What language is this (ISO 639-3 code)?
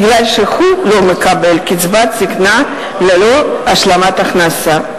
heb